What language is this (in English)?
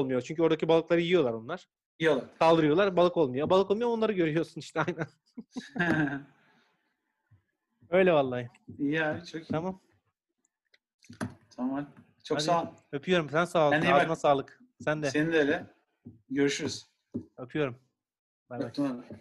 Turkish